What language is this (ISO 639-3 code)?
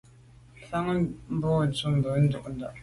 byv